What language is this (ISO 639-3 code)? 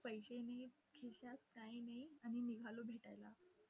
mar